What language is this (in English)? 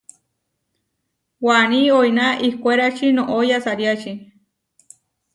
Huarijio